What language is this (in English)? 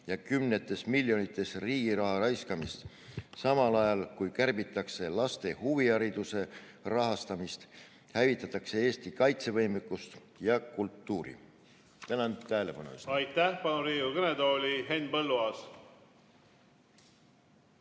Estonian